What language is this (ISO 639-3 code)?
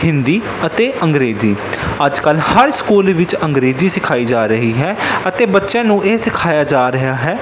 pan